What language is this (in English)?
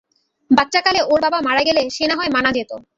Bangla